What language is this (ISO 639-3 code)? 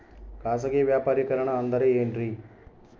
kan